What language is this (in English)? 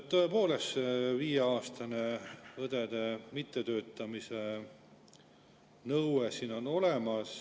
Estonian